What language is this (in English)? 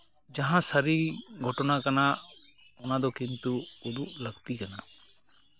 Santali